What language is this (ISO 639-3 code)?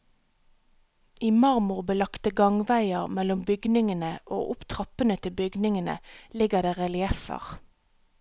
nor